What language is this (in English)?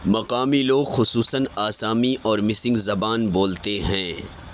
Urdu